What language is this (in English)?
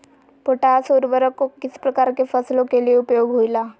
Magahi